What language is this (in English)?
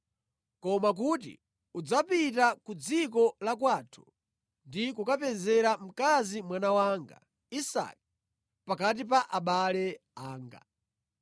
Nyanja